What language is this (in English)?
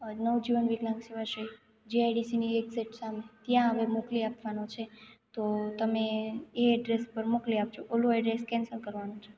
Gujarati